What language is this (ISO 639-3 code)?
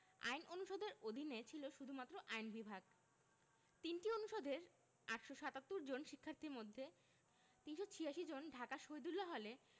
ben